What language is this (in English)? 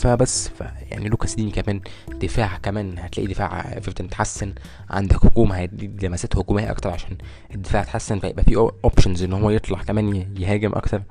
Arabic